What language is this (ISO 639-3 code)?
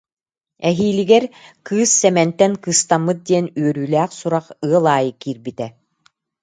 sah